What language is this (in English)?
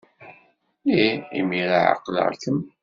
Kabyle